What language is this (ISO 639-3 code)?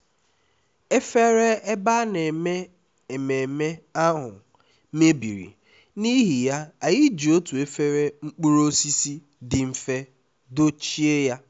ibo